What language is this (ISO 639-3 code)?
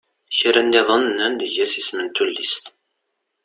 kab